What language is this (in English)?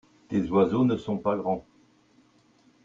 French